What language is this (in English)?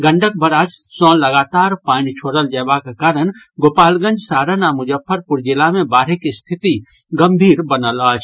Maithili